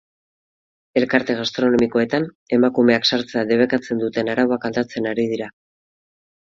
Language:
Basque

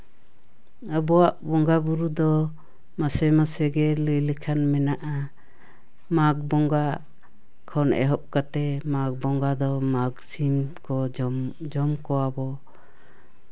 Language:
Santali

